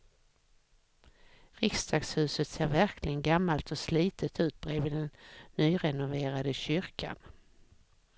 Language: Swedish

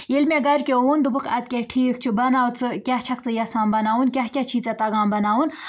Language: Kashmiri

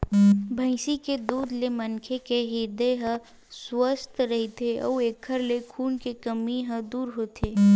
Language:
Chhattisgarhi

